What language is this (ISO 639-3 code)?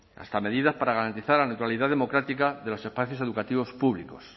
spa